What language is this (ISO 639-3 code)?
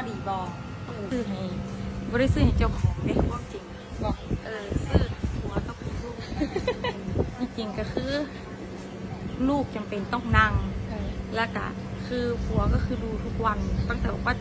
tha